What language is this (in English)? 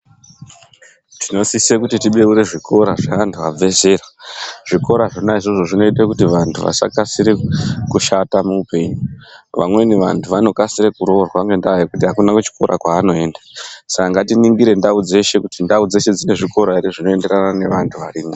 Ndau